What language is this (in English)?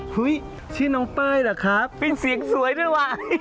Thai